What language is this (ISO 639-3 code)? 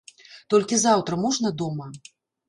bel